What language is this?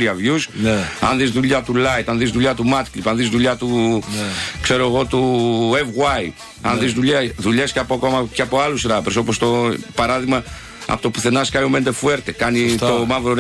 Greek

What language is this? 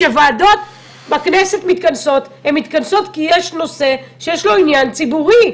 Hebrew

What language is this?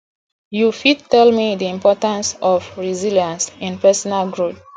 Nigerian Pidgin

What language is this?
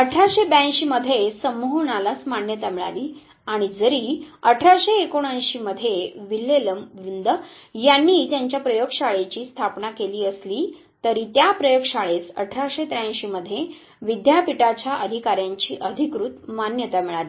Marathi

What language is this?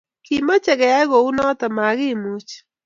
Kalenjin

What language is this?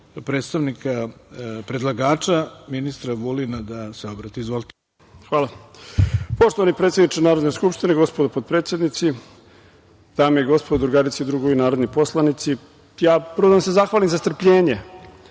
Serbian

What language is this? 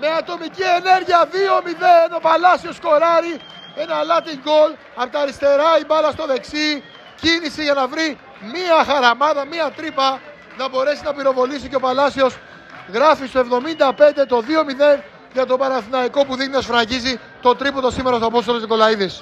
Greek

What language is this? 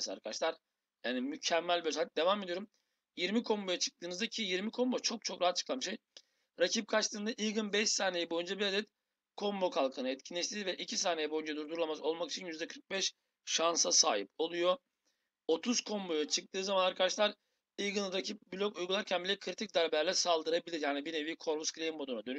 Turkish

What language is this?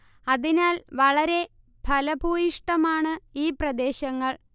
Malayalam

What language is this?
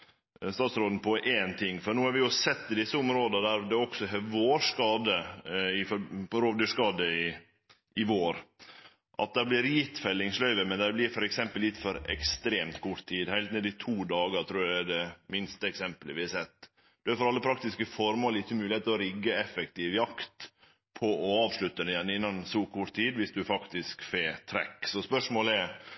Norwegian Nynorsk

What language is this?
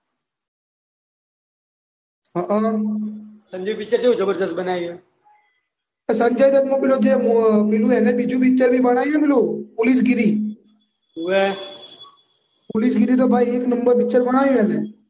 Gujarati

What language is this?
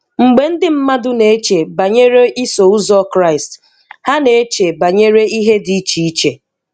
Igbo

